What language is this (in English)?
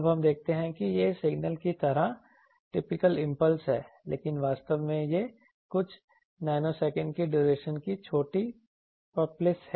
Hindi